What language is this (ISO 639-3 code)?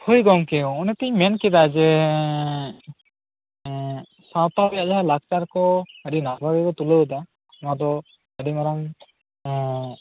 sat